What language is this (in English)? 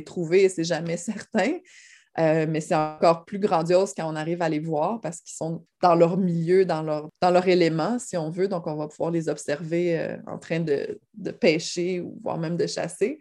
French